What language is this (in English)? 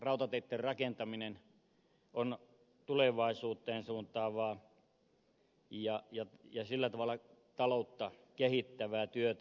Finnish